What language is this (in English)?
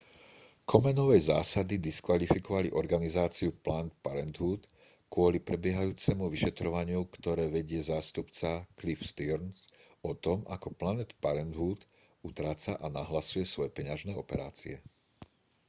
Slovak